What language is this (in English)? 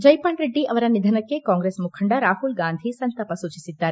Kannada